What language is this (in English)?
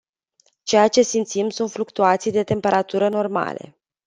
Romanian